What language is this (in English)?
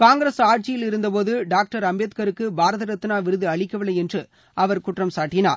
Tamil